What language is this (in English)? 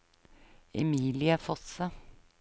Norwegian